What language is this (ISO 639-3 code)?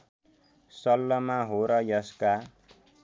nep